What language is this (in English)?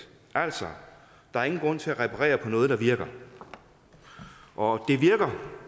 Danish